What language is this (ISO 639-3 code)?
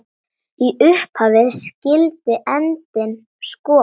isl